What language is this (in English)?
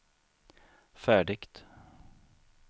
Swedish